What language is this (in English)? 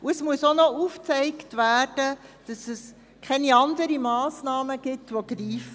Swiss German